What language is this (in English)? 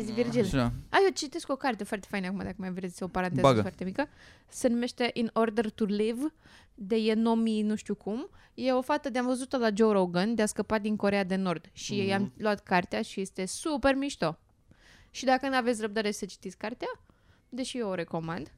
Romanian